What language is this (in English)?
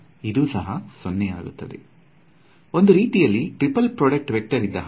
Kannada